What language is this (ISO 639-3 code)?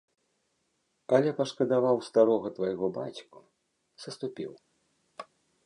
bel